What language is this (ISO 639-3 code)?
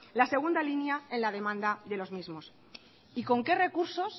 spa